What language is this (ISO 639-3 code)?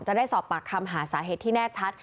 tha